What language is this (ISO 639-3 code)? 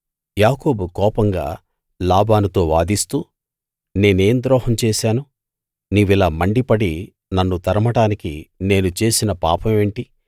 tel